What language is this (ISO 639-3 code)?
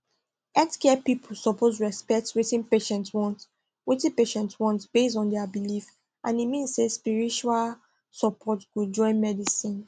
pcm